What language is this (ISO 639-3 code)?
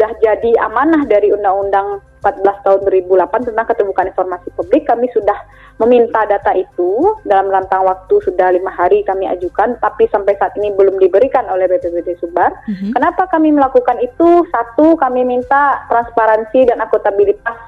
ind